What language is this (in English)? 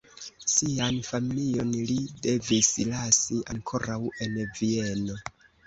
Esperanto